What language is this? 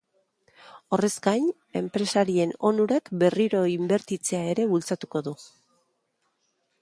Basque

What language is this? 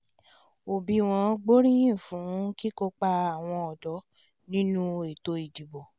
Yoruba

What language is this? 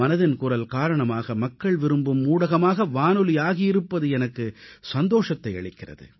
Tamil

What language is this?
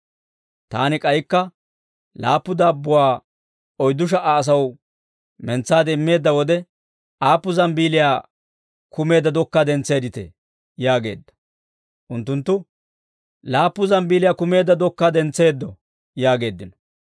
Dawro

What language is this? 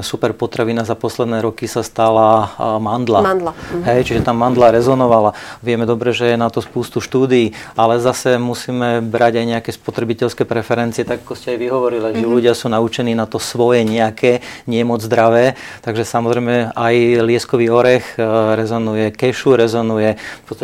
Slovak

